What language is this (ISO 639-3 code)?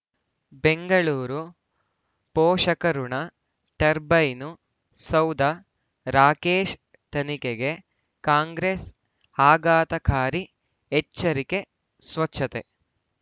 kan